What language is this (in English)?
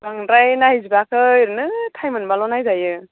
Bodo